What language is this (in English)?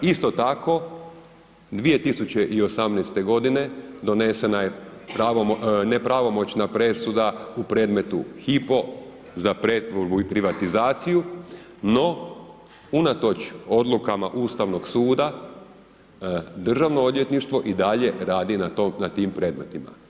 Croatian